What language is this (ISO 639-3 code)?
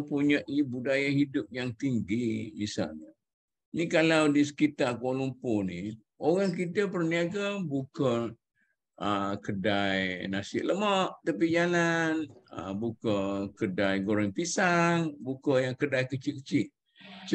msa